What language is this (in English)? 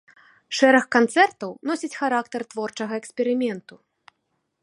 Belarusian